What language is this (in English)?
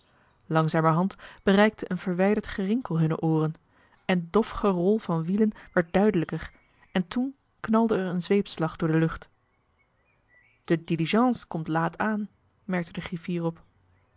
Dutch